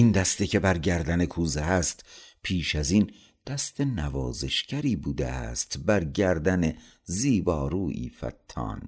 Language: Persian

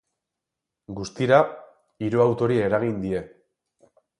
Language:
Basque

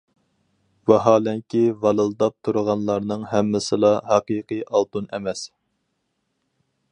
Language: Uyghur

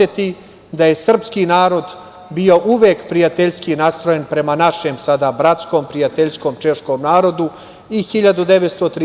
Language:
Serbian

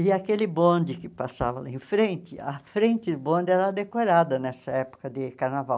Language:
Portuguese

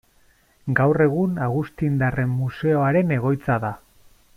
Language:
Basque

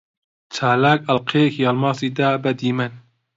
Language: Central Kurdish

